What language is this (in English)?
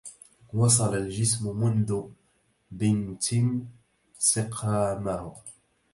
Arabic